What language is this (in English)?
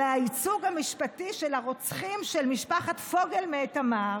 Hebrew